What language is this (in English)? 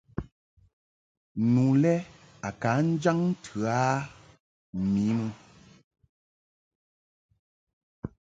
Mungaka